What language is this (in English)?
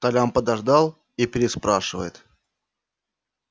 Russian